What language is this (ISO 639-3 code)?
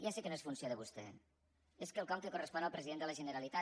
cat